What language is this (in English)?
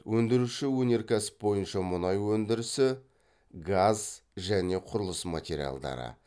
Kazakh